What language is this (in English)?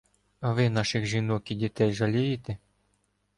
Ukrainian